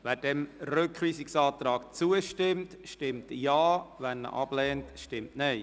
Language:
Swiss German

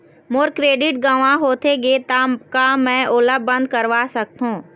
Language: Chhattisgarhi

